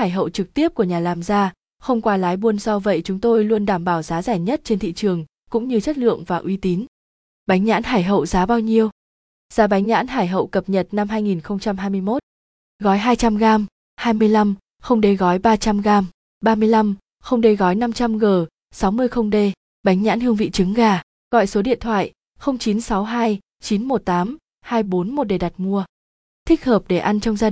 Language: Vietnamese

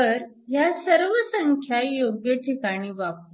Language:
Marathi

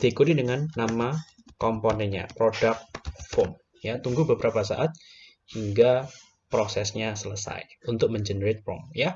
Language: Indonesian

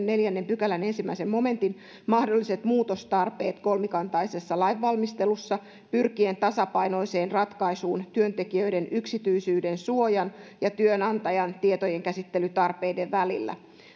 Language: Finnish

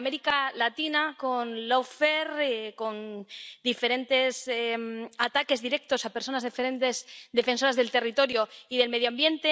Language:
Spanish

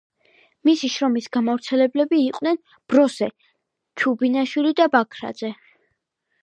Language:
Georgian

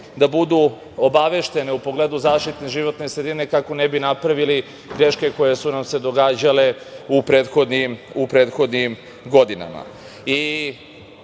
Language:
Serbian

